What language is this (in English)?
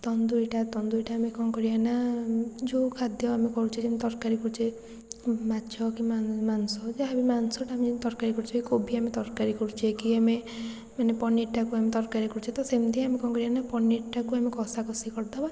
Odia